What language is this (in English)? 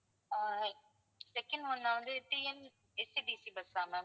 Tamil